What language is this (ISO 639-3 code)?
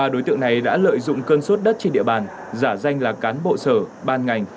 vie